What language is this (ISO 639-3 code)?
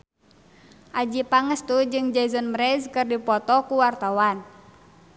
sun